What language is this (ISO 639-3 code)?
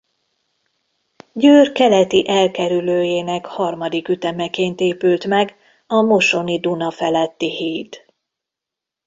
hun